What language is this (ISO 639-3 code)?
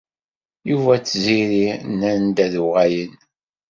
kab